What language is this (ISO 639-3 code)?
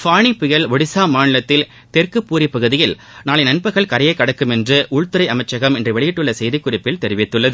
tam